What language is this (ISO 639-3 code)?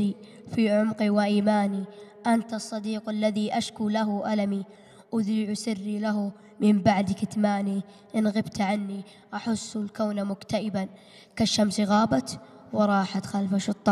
ara